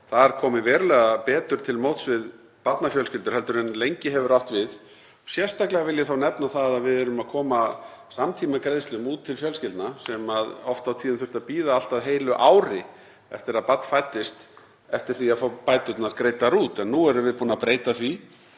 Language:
Icelandic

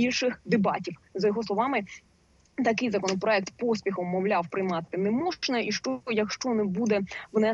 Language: Ukrainian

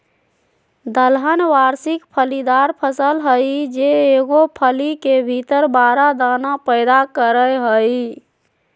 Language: Magahi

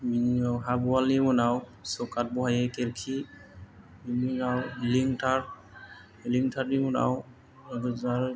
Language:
Bodo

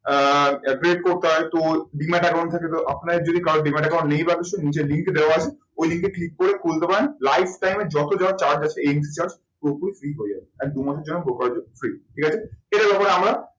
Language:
Bangla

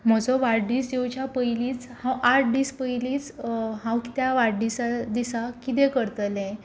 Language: Konkani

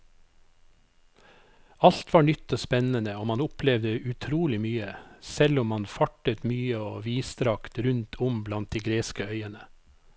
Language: Norwegian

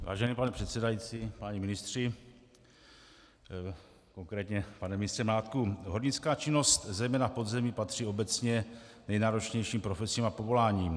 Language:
Czech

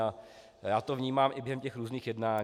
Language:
Czech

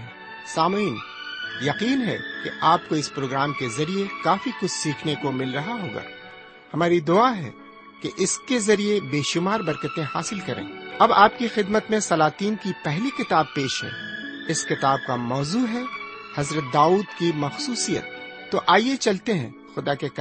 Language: Urdu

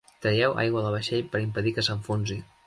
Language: Catalan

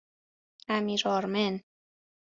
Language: Persian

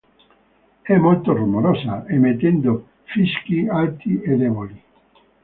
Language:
Italian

